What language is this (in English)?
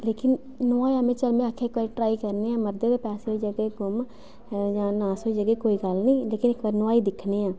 Dogri